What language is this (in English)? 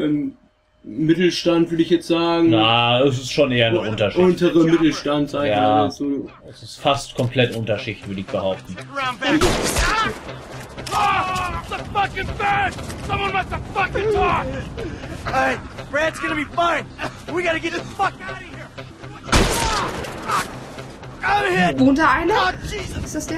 German